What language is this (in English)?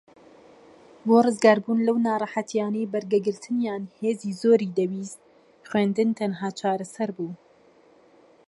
Central Kurdish